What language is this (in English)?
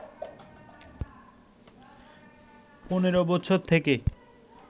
Bangla